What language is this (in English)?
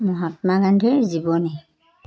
Assamese